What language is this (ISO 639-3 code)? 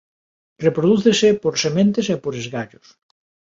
glg